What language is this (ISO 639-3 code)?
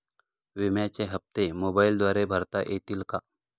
mar